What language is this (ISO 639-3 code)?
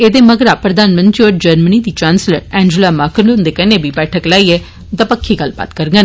doi